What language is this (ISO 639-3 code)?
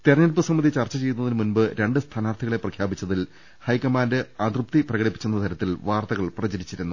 mal